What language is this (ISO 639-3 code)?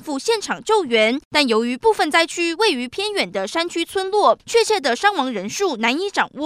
zho